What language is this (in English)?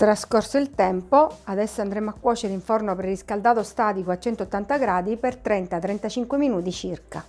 Italian